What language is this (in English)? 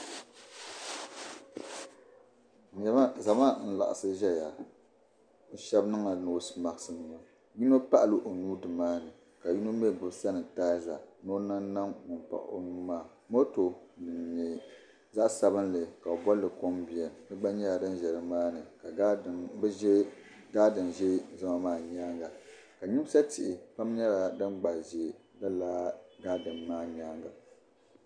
Dagbani